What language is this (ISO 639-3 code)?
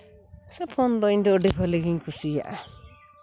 sat